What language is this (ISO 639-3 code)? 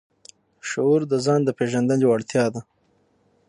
pus